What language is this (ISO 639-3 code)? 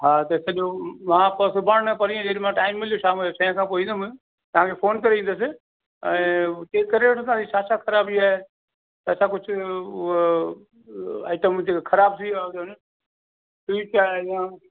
snd